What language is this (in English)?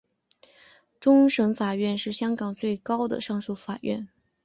Chinese